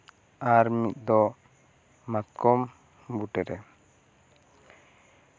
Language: Santali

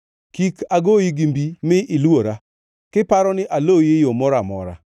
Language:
Luo (Kenya and Tanzania)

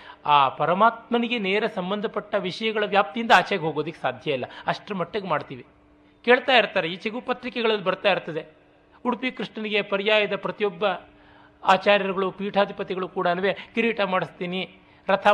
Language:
Kannada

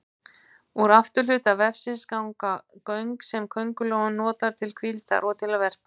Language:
Icelandic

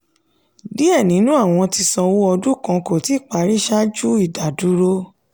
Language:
Yoruba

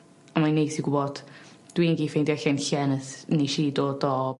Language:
Welsh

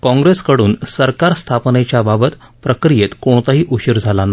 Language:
Marathi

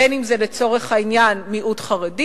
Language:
Hebrew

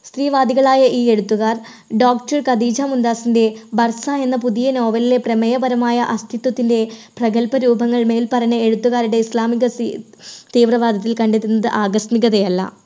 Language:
Malayalam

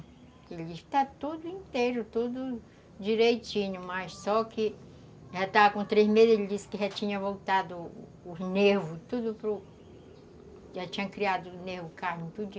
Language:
Portuguese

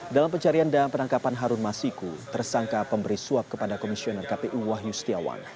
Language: Indonesian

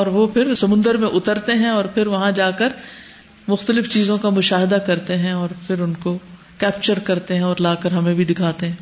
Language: Urdu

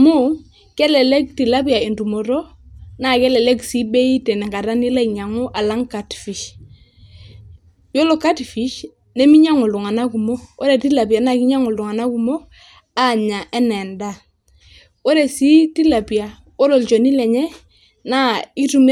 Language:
Masai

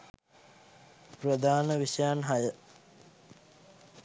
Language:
Sinhala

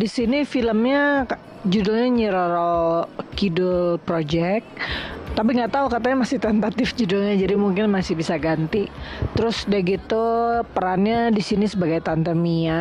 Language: Indonesian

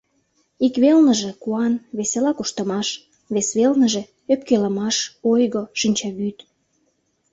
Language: Mari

